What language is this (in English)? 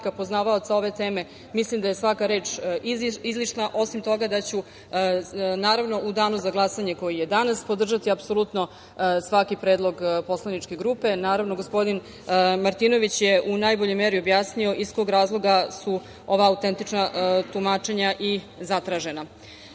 Serbian